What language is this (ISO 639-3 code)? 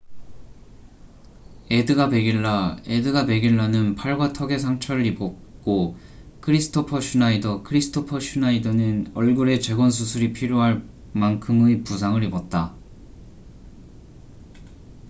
kor